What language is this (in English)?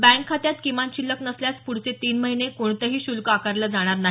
Marathi